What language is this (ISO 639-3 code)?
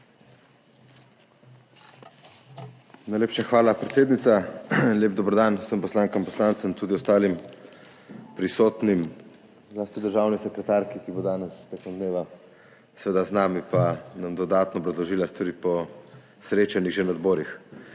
slv